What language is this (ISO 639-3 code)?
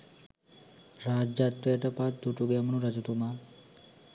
sin